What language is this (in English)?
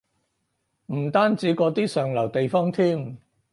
Cantonese